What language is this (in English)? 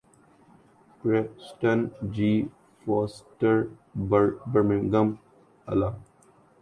Urdu